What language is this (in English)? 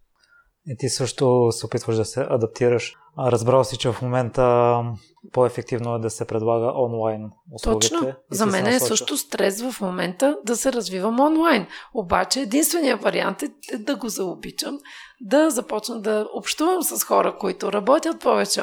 Bulgarian